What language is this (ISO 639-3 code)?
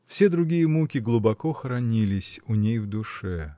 rus